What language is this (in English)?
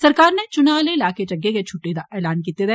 Dogri